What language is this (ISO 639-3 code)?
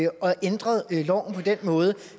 dan